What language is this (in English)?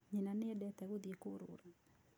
Kikuyu